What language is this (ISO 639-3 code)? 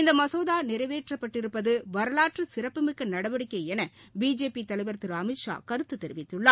tam